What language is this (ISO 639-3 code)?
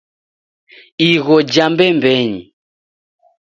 dav